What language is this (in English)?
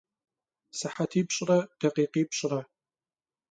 Kabardian